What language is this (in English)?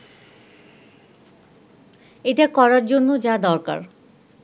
Bangla